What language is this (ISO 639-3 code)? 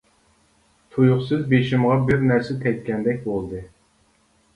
uig